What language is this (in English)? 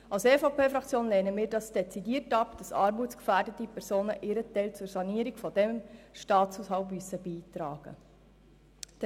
Swiss German